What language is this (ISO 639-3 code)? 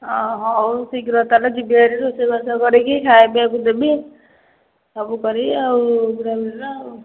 ori